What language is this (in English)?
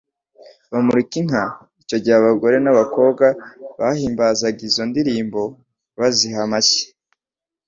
Kinyarwanda